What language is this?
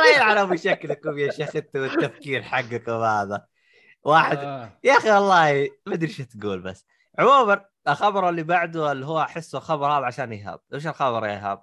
Arabic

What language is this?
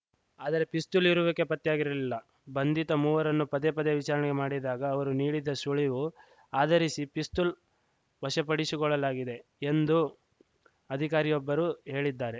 Kannada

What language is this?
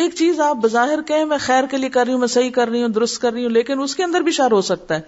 Urdu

